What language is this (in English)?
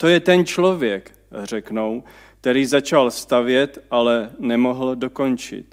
Czech